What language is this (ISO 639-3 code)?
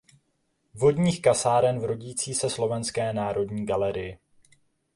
ces